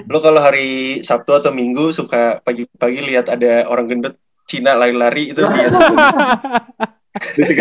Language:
Indonesian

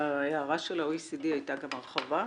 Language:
Hebrew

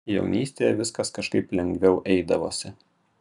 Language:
Lithuanian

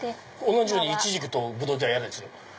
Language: Japanese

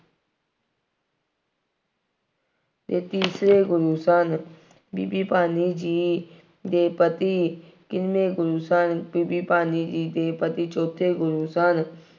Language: Punjabi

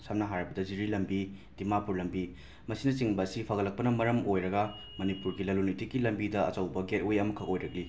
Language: Manipuri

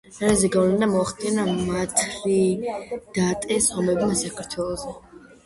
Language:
Georgian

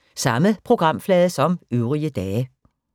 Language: Danish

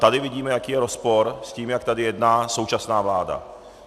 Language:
Czech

